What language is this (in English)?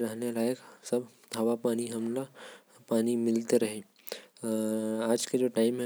Korwa